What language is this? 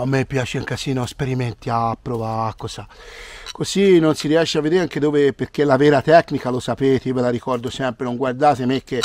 Italian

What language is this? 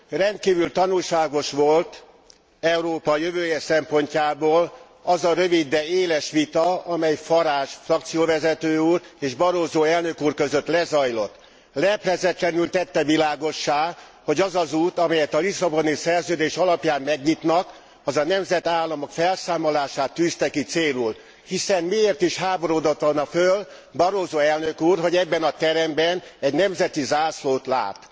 Hungarian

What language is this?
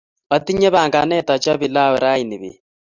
Kalenjin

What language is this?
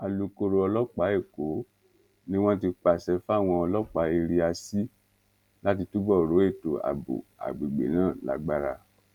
Yoruba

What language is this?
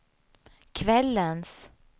Swedish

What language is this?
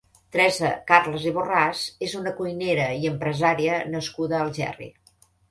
Catalan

